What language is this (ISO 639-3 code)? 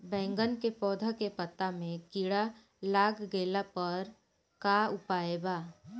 bho